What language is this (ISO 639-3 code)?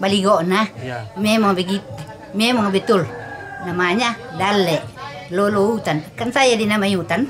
ind